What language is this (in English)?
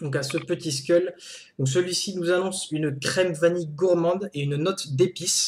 French